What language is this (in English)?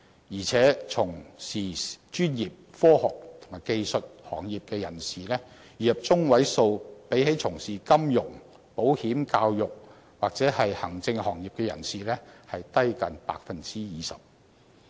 Cantonese